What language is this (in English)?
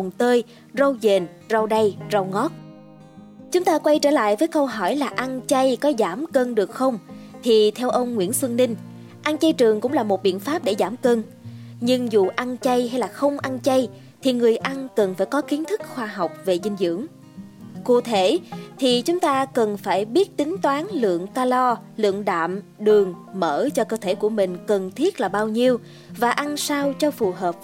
Vietnamese